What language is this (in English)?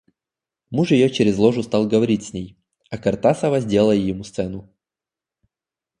Russian